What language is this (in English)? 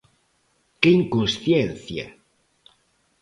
Galician